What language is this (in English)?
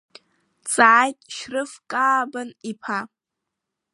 Abkhazian